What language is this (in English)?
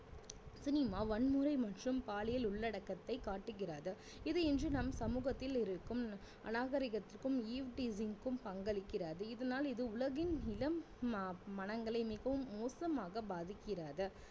Tamil